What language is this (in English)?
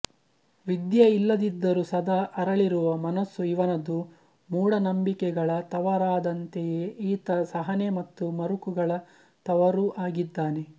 Kannada